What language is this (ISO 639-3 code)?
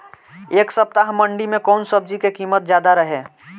bho